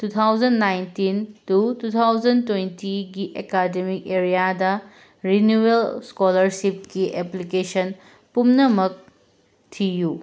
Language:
Manipuri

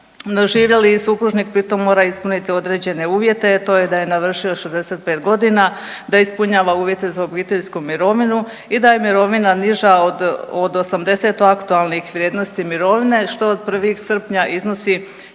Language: Croatian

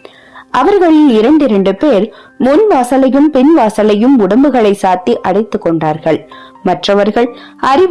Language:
Tamil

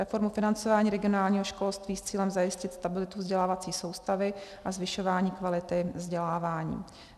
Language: Czech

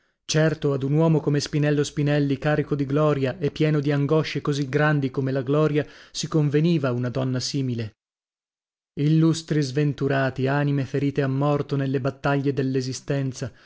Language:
Italian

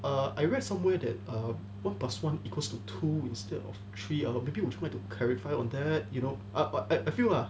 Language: English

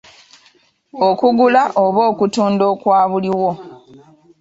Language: Ganda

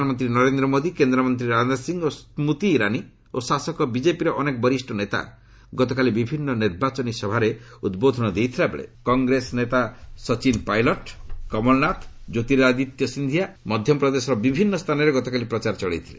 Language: Odia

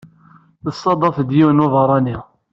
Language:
Kabyle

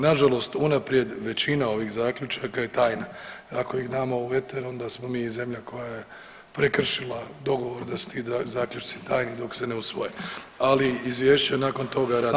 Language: Croatian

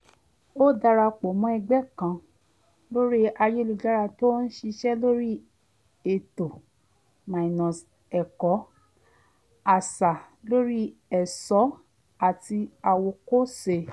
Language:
Yoruba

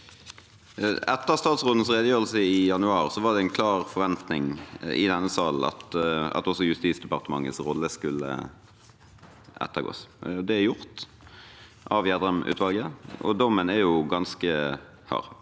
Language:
Norwegian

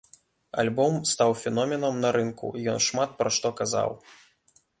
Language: Belarusian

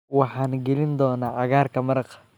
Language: Somali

